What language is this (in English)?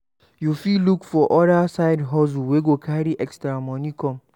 Nigerian Pidgin